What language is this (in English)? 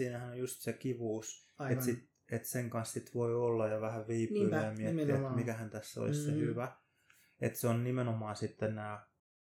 Finnish